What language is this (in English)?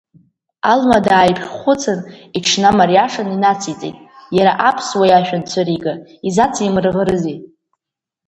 Abkhazian